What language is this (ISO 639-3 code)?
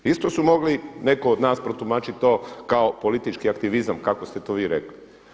hrv